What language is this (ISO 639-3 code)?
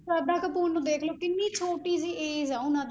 pan